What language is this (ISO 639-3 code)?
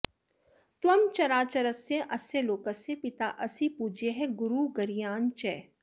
san